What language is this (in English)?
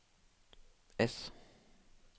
Norwegian